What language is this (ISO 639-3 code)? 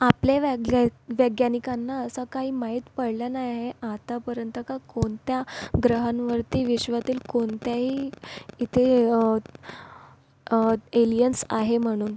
mar